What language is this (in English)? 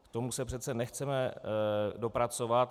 Czech